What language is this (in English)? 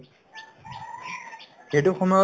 Assamese